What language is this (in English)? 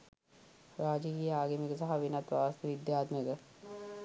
Sinhala